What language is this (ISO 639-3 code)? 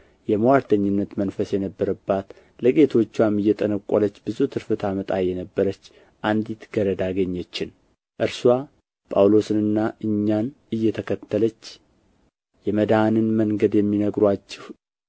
amh